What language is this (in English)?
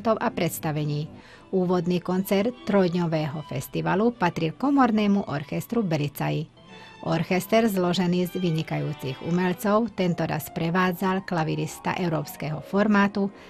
Slovak